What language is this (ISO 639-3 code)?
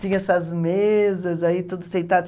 por